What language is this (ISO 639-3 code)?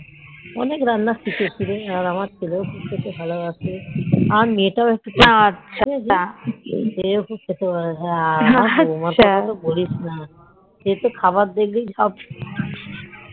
ben